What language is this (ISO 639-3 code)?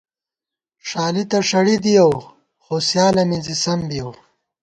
gwt